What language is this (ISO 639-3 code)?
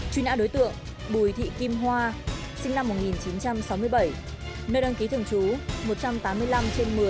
vie